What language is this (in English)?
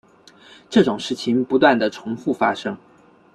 Chinese